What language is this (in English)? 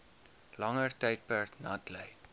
Afrikaans